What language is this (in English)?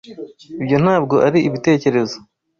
Kinyarwanda